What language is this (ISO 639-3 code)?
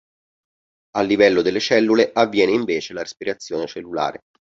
ita